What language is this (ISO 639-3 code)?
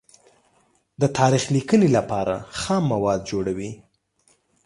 pus